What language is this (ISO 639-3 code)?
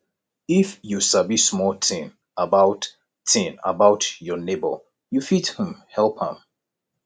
pcm